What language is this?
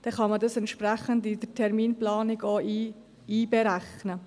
Swiss German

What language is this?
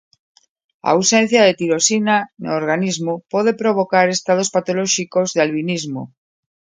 Galician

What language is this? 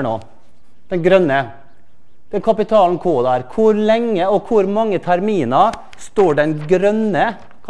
Norwegian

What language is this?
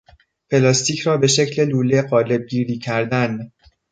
Persian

